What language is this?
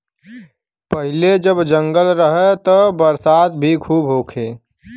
Bhojpuri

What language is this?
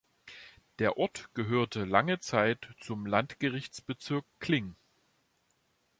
German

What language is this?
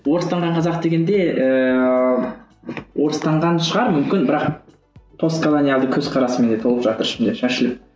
Kazakh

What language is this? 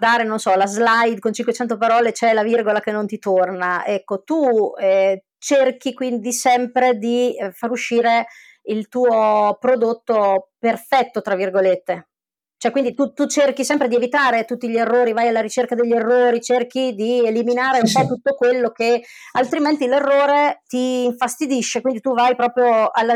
Italian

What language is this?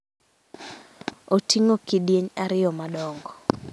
Luo (Kenya and Tanzania)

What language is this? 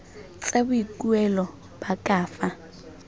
Tswana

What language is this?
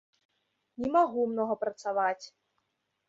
Belarusian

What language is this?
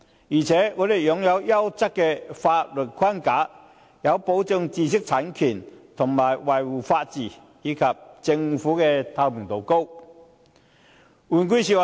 Cantonese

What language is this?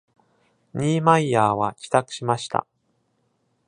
Japanese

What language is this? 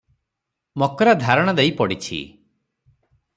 Odia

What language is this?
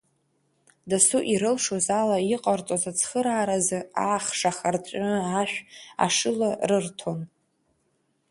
Abkhazian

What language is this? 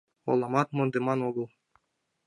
Mari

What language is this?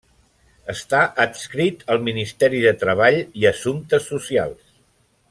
Catalan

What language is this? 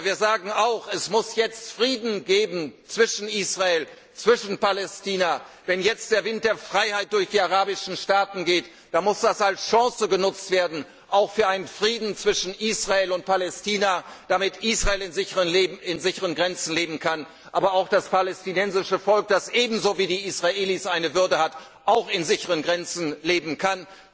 German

